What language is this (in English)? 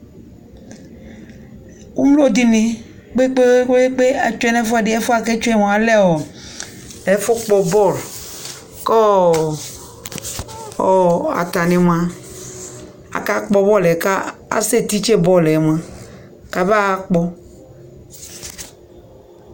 Ikposo